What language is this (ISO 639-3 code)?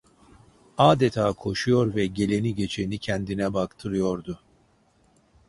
tur